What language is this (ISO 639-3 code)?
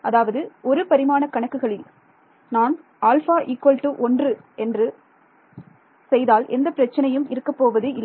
tam